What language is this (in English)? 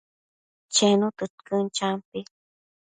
Matsés